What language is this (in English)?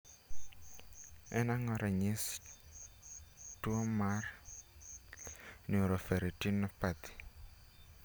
Luo (Kenya and Tanzania)